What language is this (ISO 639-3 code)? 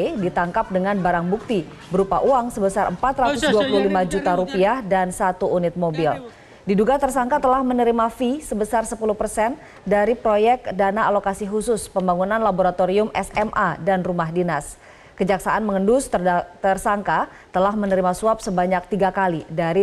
ind